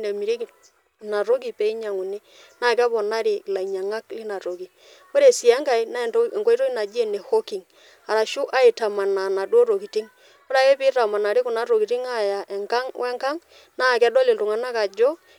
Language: Masai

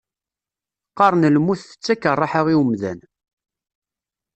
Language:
Kabyle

